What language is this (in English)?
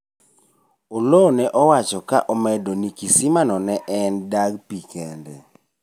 Luo (Kenya and Tanzania)